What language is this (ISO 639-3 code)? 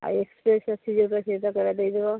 ori